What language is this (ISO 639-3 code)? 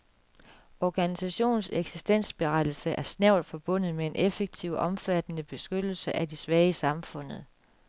dan